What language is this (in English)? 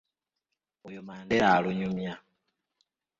Ganda